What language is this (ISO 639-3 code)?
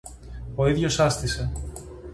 ell